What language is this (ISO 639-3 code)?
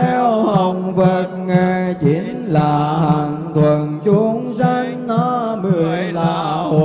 vie